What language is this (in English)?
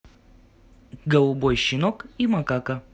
Russian